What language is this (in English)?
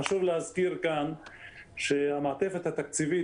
Hebrew